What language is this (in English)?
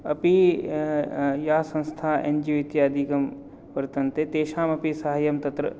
Sanskrit